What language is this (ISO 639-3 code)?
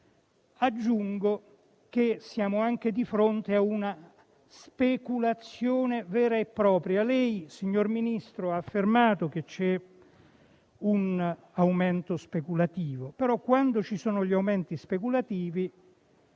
ita